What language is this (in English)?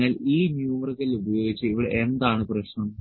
Malayalam